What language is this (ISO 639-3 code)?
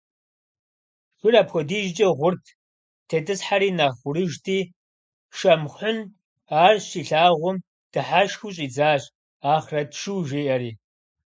kbd